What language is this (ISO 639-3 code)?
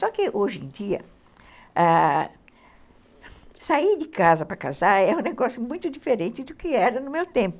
por